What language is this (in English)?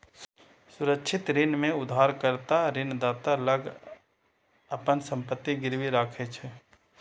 Maithili